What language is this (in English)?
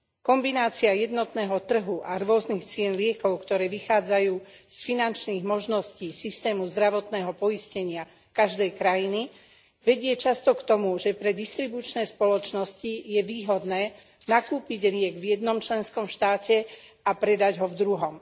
Slovak